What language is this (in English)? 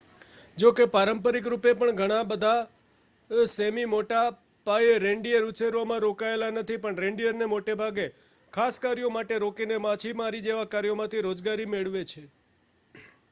Gujarati